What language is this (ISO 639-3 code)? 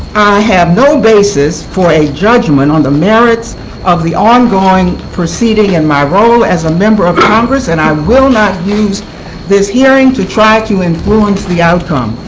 eng